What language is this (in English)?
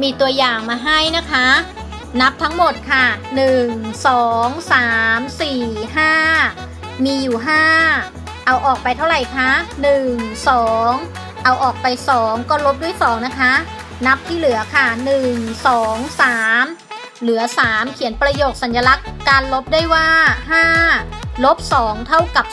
Thai